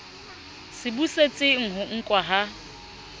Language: Southern Sotho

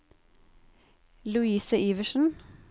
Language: Norwegian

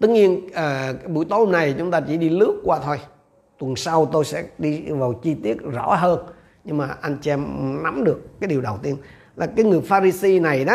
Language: Vietnamese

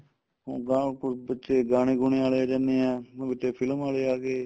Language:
Punjabi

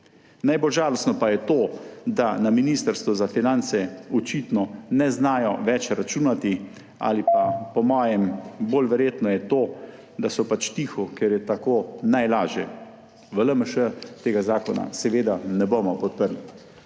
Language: Slovenian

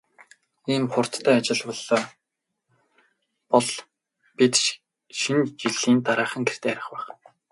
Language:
Mongolian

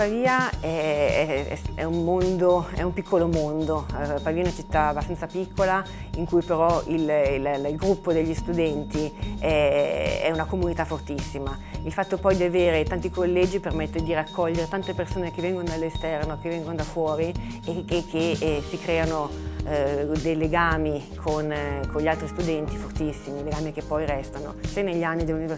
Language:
Italian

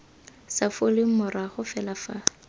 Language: Tswana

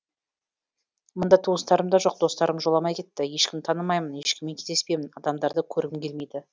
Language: Kazakh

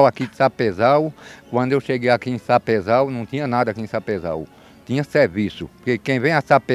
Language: Portuguese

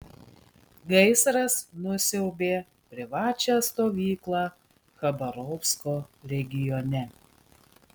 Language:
Lithuanian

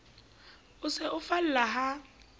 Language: Southern Sotho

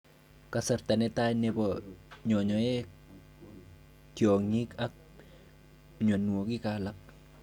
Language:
Kalenjin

